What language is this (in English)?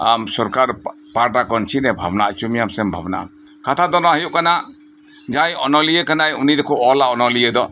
Santali